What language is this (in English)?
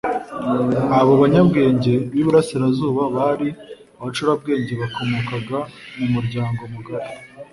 Kinyarwanda